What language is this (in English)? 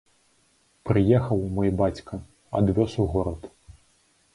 Belarusian